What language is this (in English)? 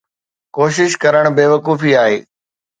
Sindhi